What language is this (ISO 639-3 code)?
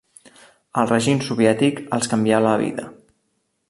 cat